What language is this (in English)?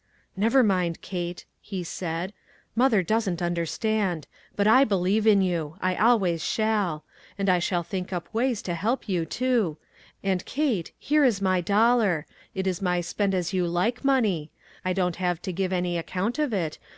English